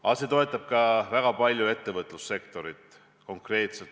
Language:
Estonian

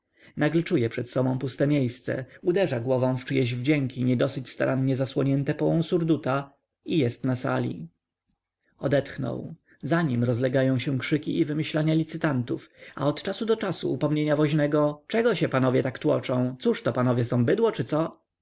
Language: Polish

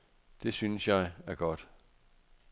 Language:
Danish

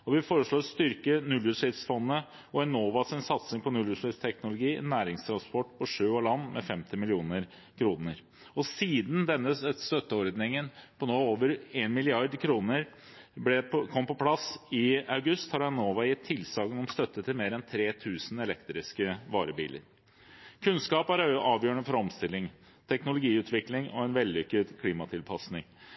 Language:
Norwegian Bokmål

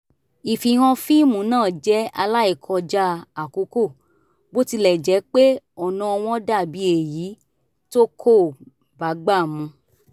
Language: Yoruba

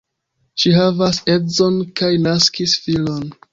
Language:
Esperanto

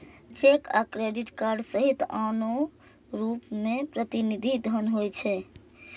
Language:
Maithili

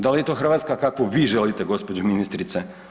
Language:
Croatian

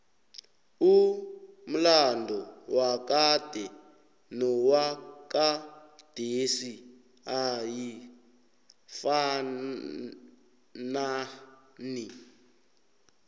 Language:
South Ndebele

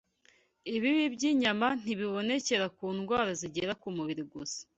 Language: Kinyarwanda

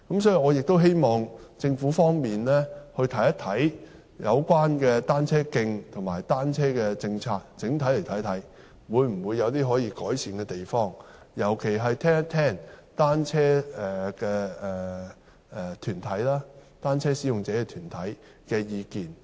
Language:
Cantonese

